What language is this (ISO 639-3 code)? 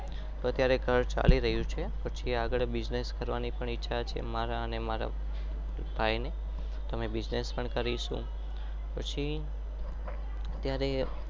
guj